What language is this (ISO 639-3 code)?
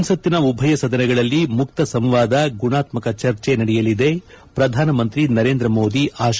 kan